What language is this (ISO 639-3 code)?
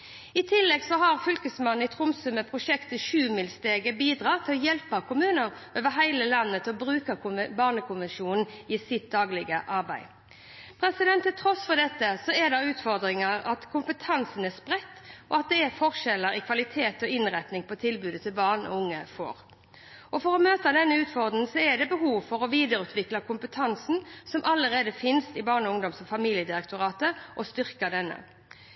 nob